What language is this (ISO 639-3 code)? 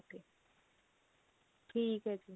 pan